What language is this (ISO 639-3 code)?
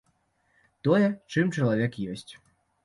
bel